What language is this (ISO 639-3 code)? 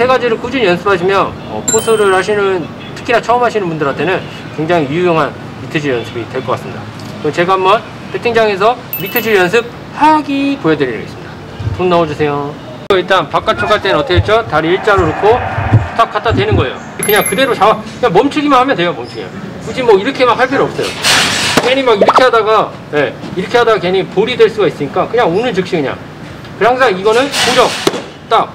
kor